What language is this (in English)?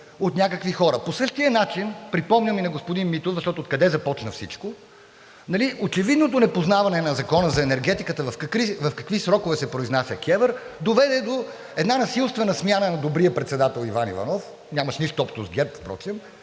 Bulgarian